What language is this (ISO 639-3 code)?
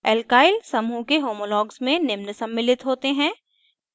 hin